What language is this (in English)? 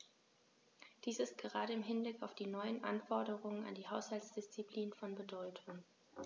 German